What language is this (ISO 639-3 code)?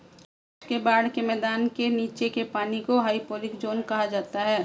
hin